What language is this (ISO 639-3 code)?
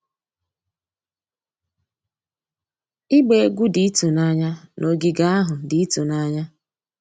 ibo